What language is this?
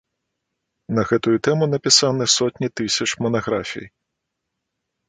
Belarusian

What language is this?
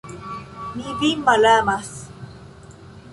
Esperanto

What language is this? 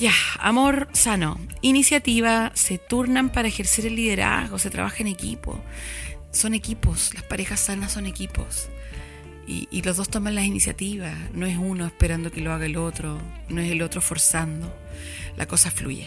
Spanish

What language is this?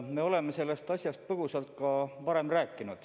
Estonian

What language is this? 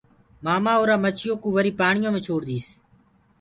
Gurgula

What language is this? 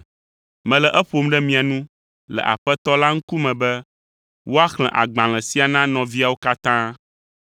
Ewe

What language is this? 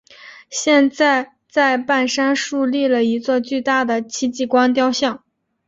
Chinese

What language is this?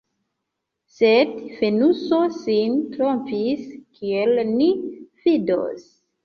Esperanto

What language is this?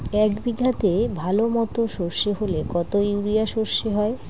Bangla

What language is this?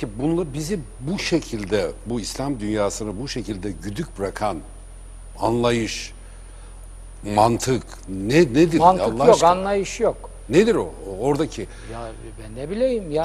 Turkish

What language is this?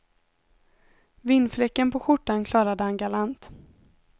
Swedish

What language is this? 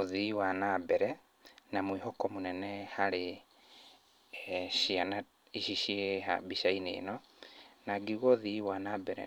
Kikuyu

